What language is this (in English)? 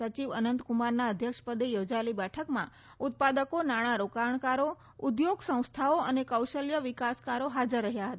Gujarati